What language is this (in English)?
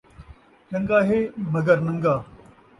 Saraiki